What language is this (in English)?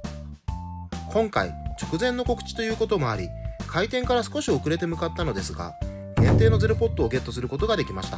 Japanese